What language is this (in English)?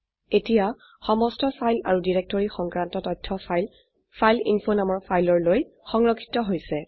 Assamese